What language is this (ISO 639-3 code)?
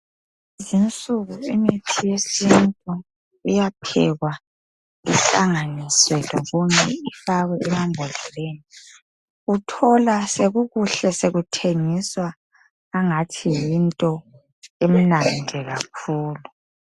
nde